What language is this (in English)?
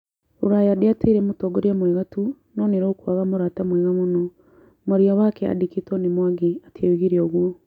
Kikuyu